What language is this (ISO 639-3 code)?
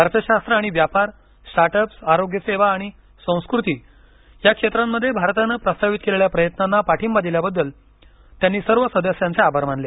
mar